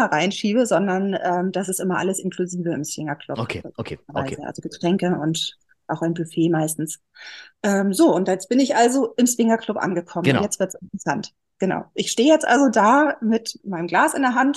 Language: German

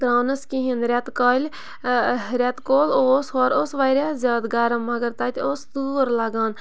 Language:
Kashmiri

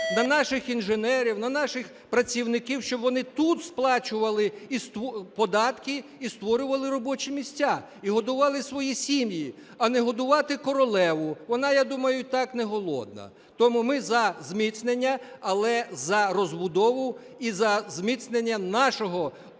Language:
Ukrainian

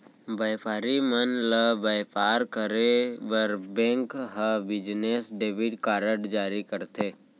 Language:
Chhattisgarhi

